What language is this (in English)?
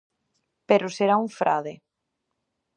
Galician